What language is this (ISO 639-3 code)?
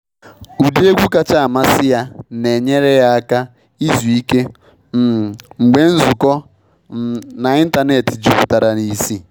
ibo